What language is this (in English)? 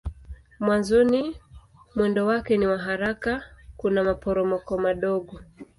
Swahili